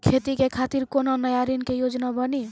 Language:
Maithili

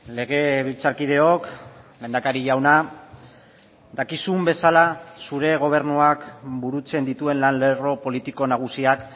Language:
Basque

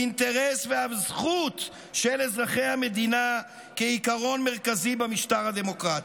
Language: Hebrew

